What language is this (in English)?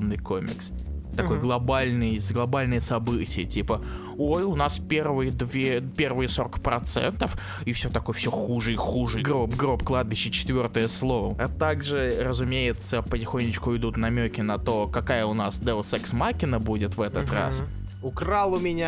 Russian